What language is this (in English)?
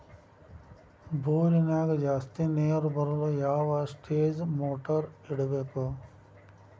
Kannada